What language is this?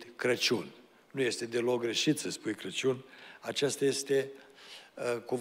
Romanian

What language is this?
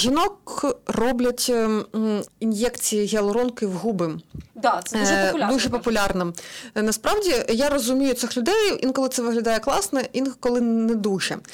Ukrainian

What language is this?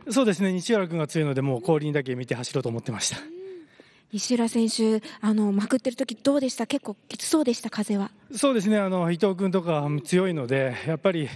Japanese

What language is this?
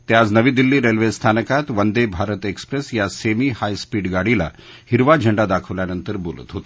Marathi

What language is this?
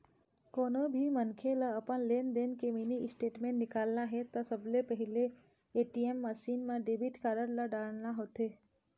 Chhattisgarhi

